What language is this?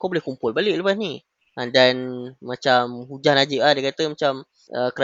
Malay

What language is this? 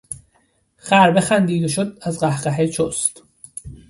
Persian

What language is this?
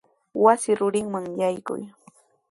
Sihuas Ancash Quechua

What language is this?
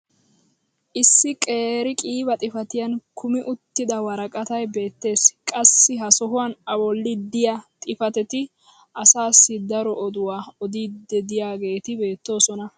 Wolaytta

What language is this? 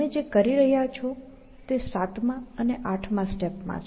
Gujarati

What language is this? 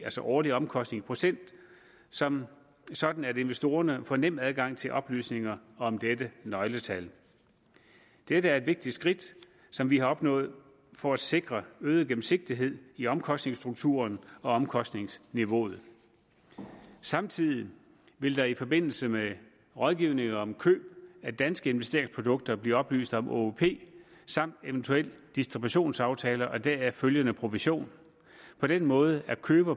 Danish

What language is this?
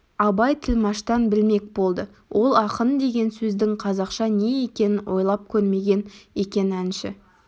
Kazakh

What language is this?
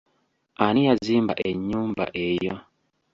Ganda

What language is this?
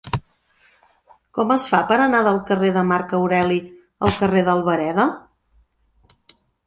Catalan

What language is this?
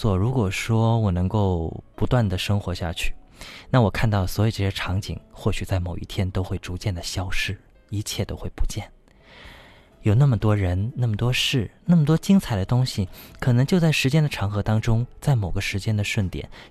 Chinese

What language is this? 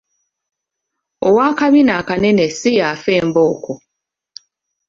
Ganda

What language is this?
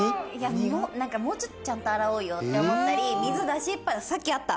Japanese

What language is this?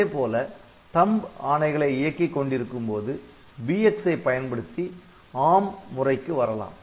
Tamil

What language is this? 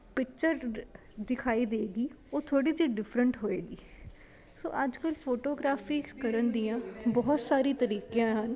Punjabi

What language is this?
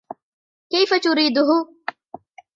Arabic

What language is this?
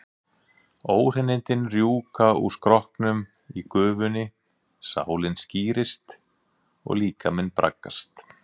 Icelandic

